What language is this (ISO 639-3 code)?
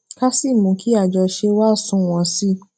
yor